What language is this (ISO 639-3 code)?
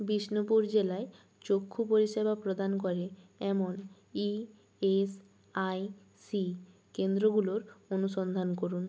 ben